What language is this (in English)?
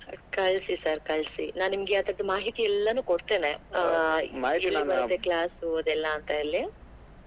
Kannada